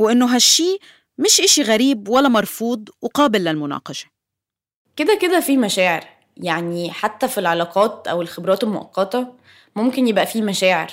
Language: Arabic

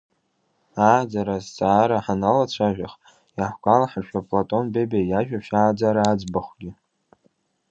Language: Abkhazian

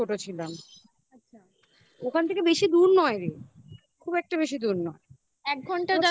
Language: Bangla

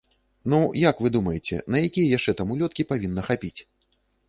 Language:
Belarusian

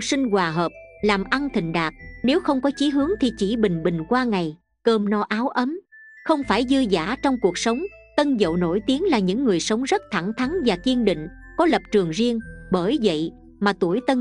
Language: Vietnamese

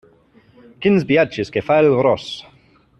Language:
Catalan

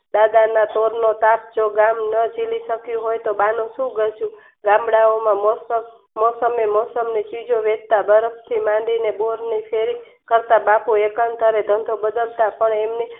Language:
Gujarati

